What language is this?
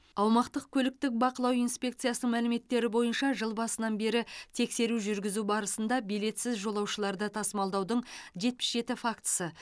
Kazakh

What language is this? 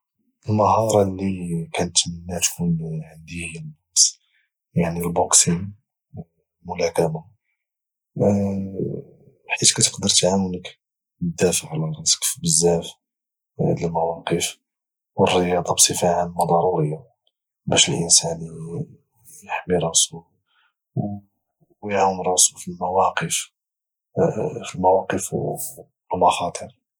Moroccan Arabic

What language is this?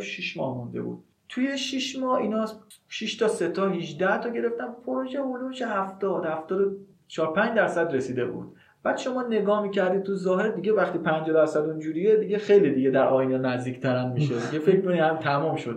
Persian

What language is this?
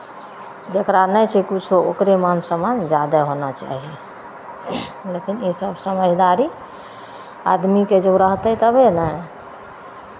Maithili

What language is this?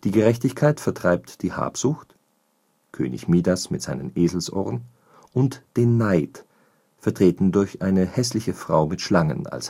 German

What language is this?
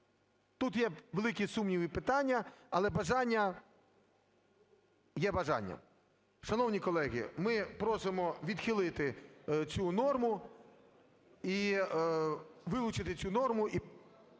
Ukrainian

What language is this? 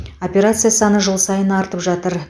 Kazakh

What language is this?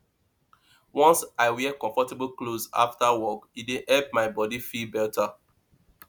Nigerian Pidgin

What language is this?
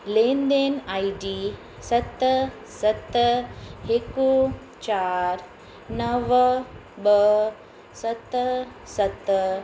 Sindhi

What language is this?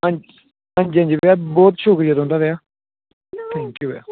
Dogri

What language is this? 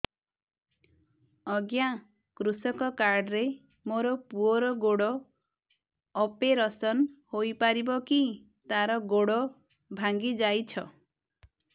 Odia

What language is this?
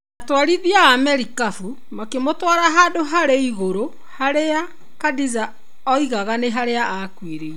Kikuyu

